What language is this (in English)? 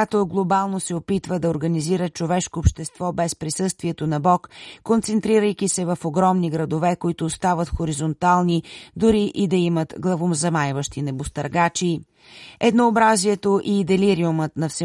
Bulgarian